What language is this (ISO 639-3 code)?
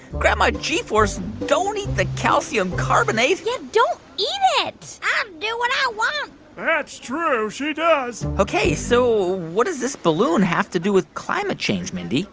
eng